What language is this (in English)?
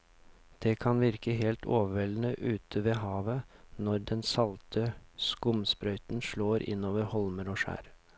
Norwegian